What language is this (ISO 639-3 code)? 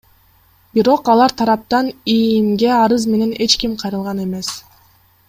kir